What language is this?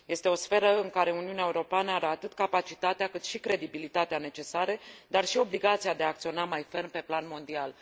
Romanian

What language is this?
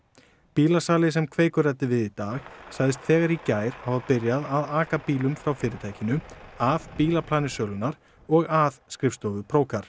Icelandic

